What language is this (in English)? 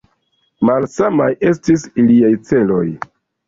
Esperanto